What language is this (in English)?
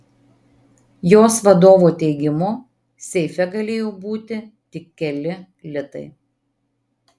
Lithuanian